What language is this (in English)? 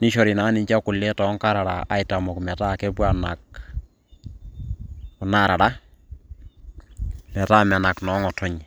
Masai